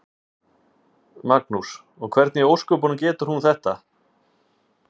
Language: Icelandic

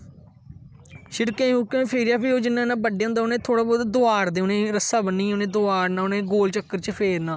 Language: Dogri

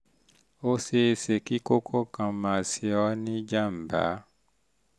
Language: Yoruba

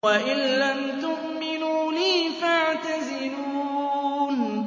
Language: Arabic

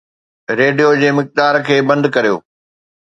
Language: Sindhi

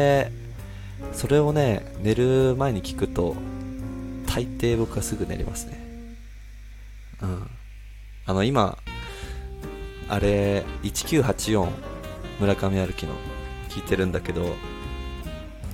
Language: Japanese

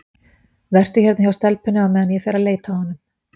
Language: Icelandic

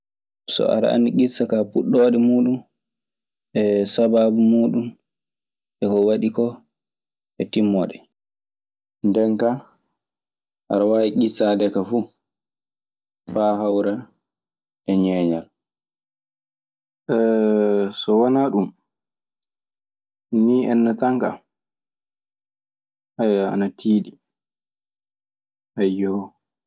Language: Maasina Fulfulde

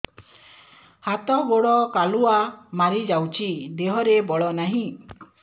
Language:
Odia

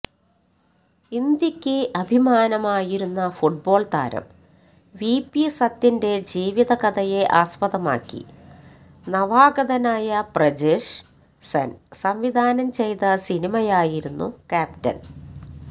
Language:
Malayalam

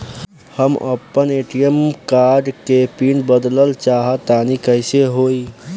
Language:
Bhojpuri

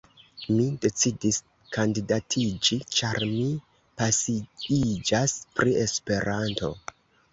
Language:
Esperanto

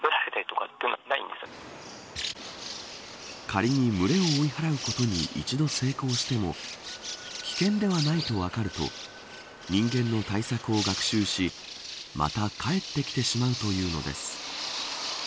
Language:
Japanese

